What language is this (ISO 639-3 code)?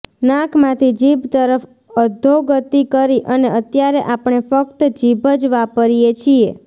guj